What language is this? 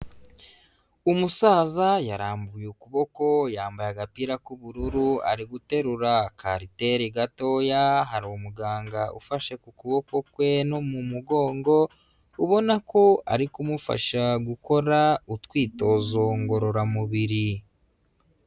Kinyarwanda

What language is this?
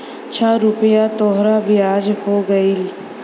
Bhojpuri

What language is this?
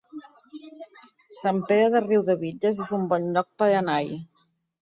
Catalan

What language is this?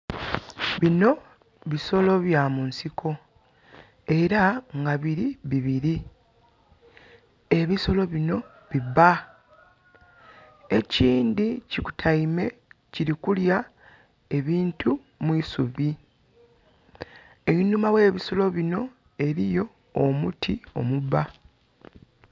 Soga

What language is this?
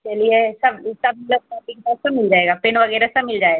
Hindi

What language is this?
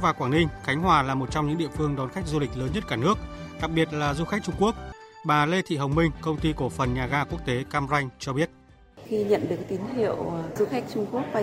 Vietnamese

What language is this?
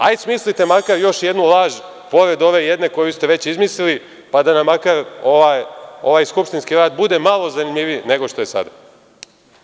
Serbian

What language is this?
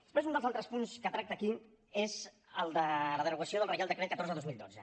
Catalan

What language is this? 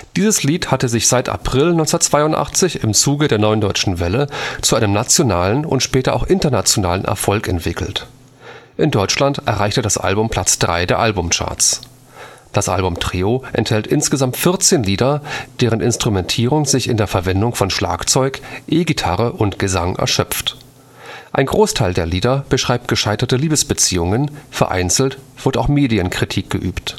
German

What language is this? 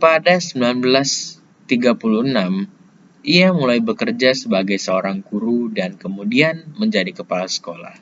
Indonesian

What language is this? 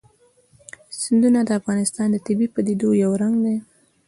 Pashto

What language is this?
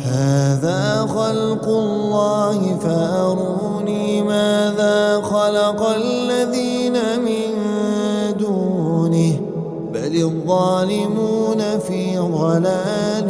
Arabic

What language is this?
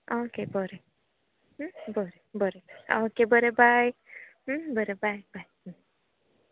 Konkani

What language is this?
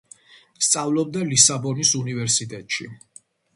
Georgian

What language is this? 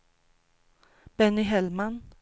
Swedish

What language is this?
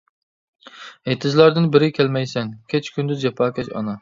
Uyghur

